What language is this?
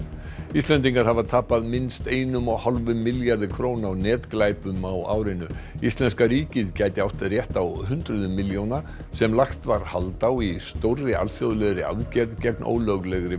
Icelandic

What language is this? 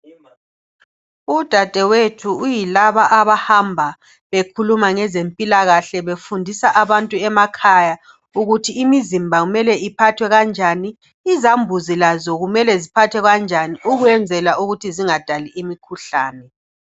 North Ndebele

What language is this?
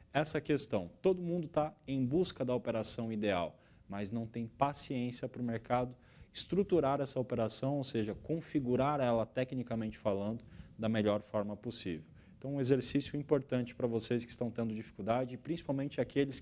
Portuguese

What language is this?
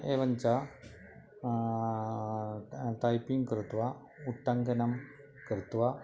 Sanskrit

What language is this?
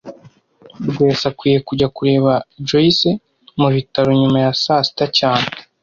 Kinyarwanda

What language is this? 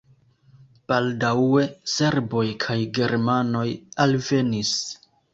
Esperanto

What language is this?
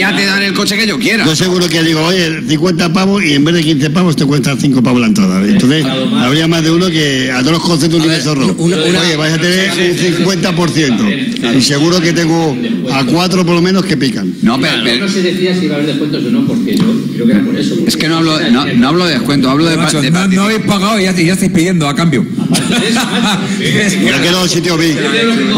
Spanish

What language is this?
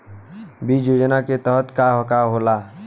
Bhojpuri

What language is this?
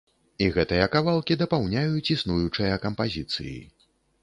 Belarusian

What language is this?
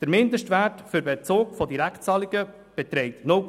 Swiss German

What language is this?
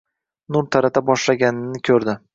Uzbek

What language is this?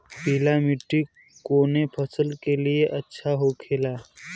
Bhojpuri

